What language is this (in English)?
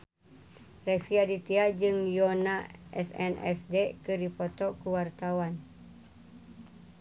Sundanese